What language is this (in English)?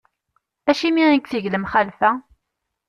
Kabyle